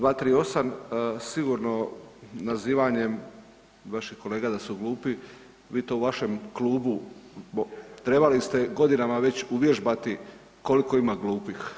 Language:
Croatian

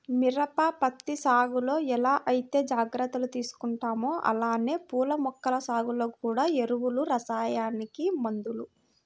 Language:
Telugu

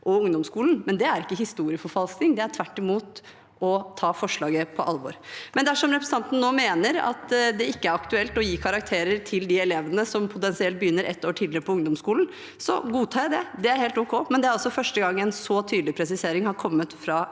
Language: Norwegian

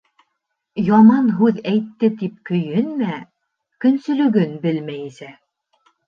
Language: Bashkir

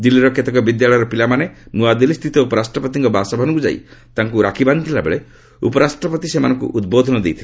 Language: Odia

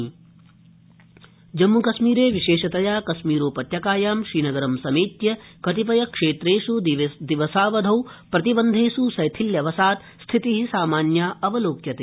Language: Sanskrit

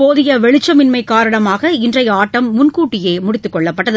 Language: Tamil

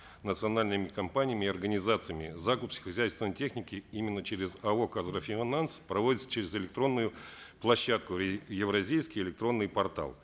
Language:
Kazakh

